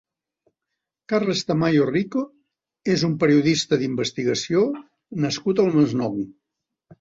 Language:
Catalan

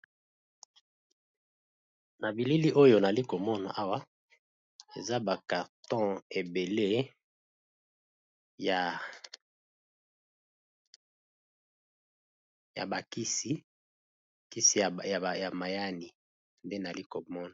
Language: Lingala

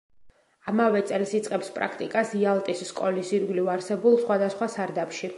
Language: Georgian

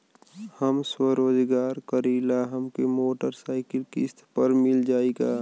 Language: Bhojpuri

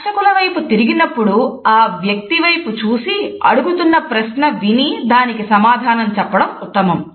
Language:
Telugu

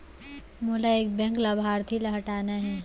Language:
Chhattisgarhi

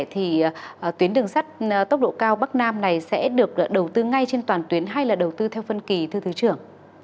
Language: Vietnamese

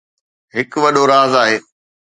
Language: Sindhi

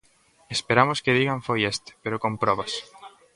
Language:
Galician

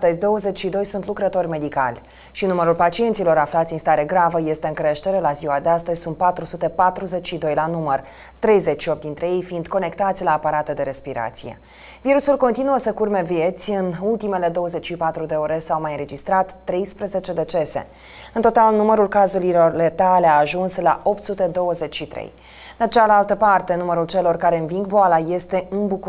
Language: Romanian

